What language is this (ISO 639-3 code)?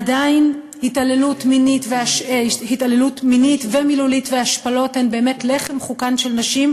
heb